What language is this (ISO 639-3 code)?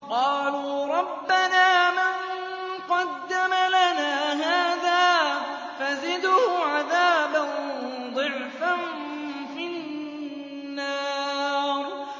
ara